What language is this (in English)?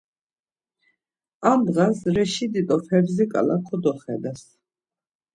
Laz